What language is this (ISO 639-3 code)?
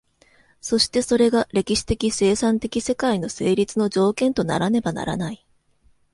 jpn